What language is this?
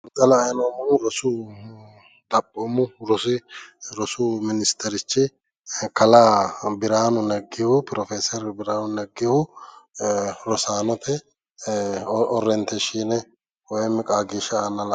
Sidamo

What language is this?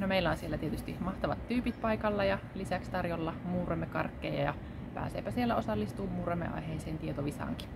Finnish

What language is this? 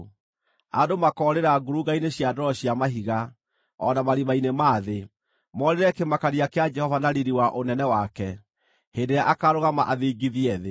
Kikuyu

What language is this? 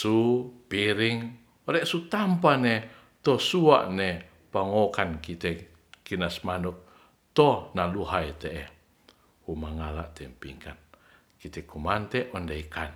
Ratahan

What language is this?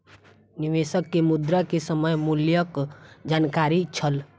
Maithili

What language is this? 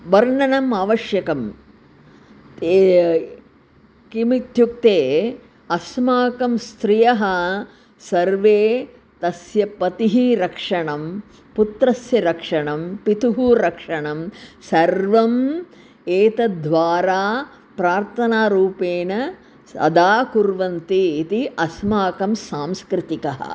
Sanskrit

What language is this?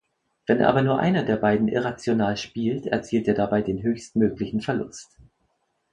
German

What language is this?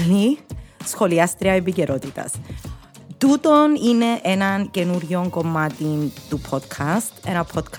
Greek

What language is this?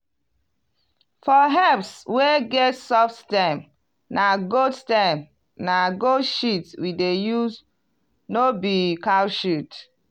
Nigerian Pidgin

